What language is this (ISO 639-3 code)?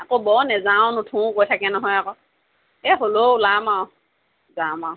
asm